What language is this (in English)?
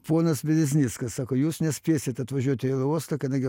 Lithuanian